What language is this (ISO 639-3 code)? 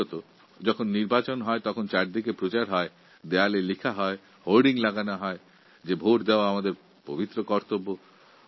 ben